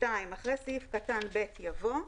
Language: Hebrew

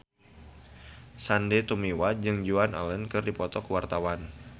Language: Sundanese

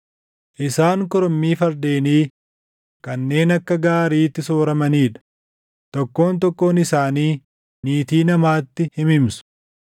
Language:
Oromo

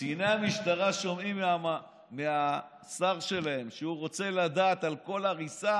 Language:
Hebrew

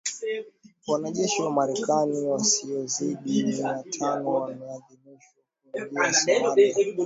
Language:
Swahili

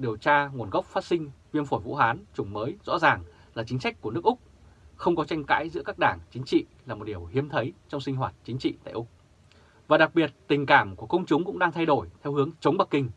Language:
Vietnamese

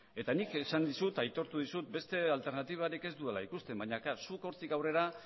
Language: Basque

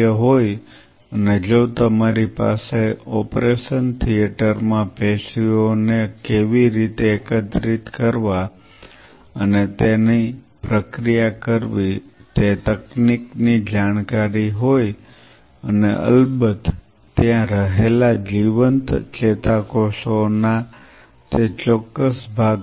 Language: Gujarati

